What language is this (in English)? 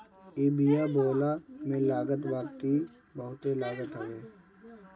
Bhojpuri